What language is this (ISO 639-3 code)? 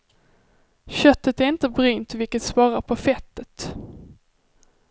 swe